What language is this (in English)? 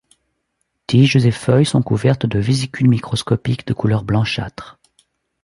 French